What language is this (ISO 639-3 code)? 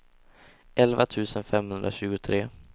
swe